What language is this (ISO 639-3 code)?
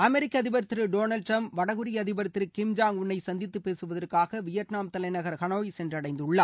tam